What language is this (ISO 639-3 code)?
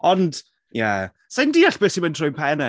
cym